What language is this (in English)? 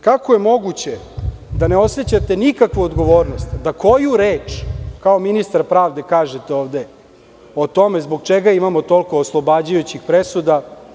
Serbian